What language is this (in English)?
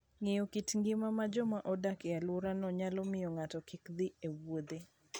Luo (Kenya and Tanzania)